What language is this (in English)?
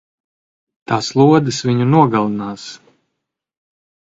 Latvian